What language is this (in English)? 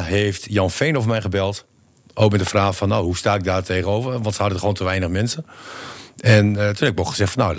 Dutch